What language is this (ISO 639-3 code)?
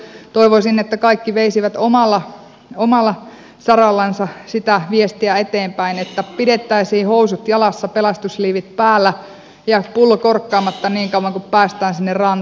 fin